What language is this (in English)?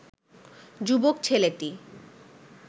Bangla